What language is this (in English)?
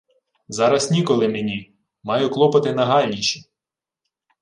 Ukrainian